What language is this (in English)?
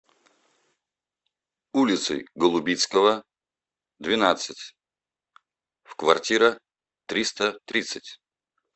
Russian